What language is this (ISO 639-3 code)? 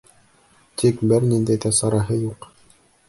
bak